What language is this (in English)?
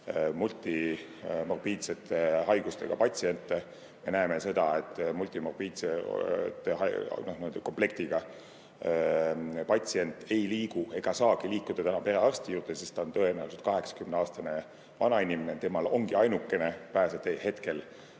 Estonian